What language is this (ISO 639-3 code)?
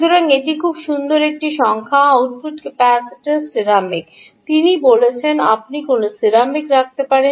ben